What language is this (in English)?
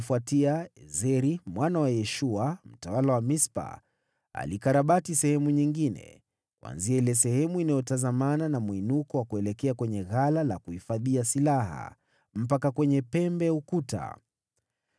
Swahili